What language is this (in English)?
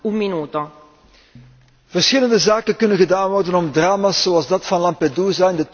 Dutch